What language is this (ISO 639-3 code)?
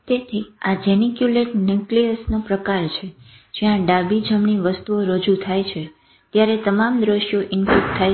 guj